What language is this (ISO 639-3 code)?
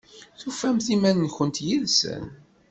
kab